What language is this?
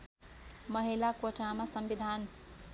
Nepali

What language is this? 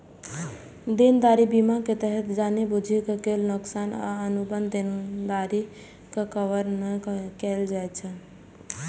Maithili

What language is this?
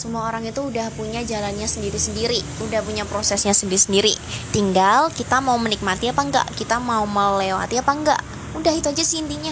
Indonesian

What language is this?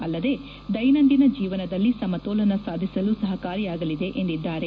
Kannada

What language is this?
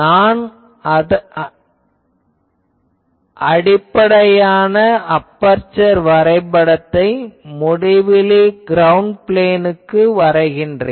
Tamil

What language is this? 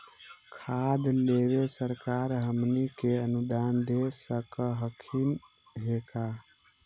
Magahi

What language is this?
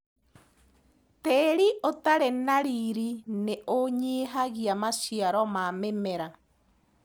Kikuyu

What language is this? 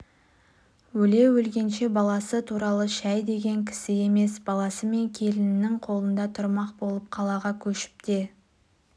Kazakh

